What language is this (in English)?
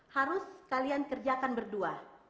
Indonesian